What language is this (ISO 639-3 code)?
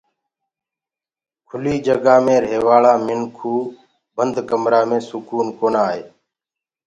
ggg